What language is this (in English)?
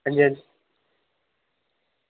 Dogri